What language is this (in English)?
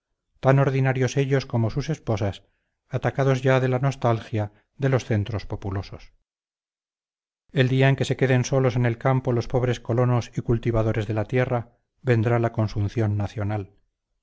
Spanish